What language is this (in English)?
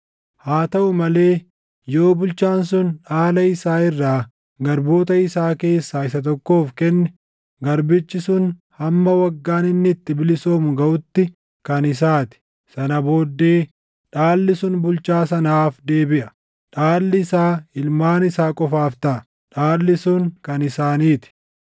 Oromo